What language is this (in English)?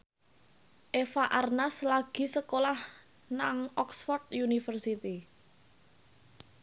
Javanese